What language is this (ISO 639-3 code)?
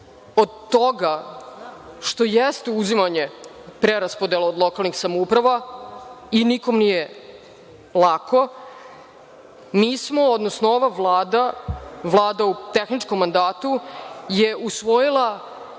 srp